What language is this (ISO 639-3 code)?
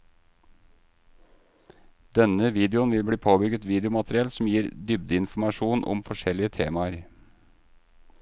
nor